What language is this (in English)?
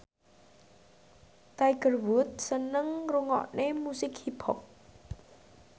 Javanese